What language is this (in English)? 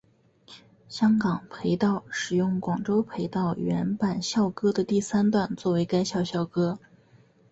Chinese